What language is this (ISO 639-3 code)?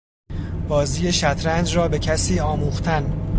fas